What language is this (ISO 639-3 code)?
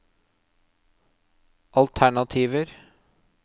nor